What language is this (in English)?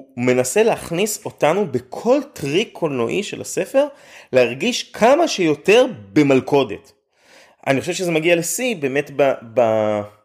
Hebrew